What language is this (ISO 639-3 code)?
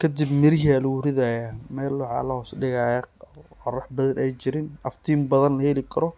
som